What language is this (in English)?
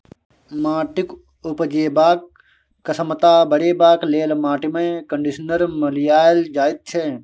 Maithili